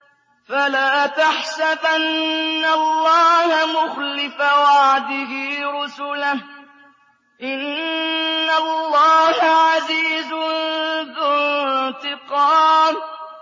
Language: Arabic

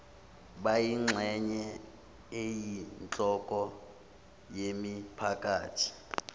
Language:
Zulu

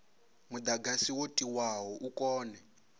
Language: Venda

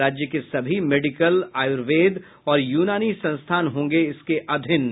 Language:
Hindi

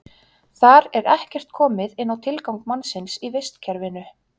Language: Icelandic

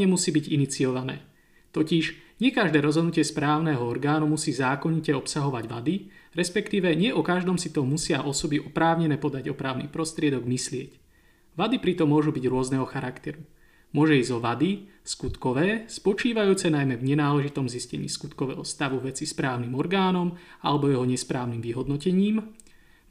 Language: Slovak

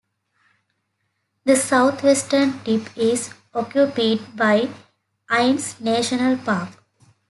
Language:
English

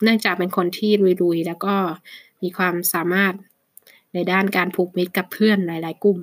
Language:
Thai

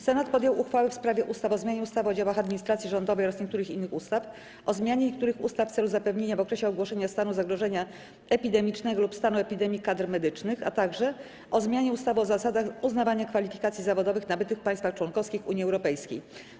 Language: Polish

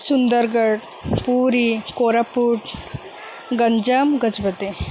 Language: Odia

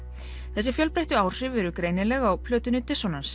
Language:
Icelandic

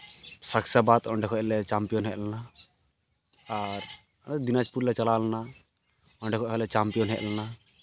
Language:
Santali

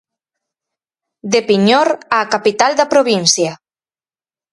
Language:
Galician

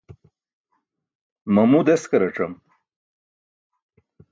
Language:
Burushaski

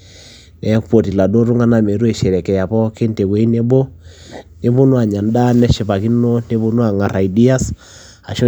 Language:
Masai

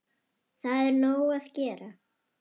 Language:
Icelandic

